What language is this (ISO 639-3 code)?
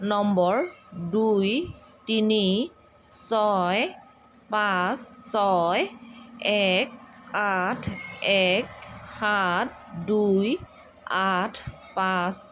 asm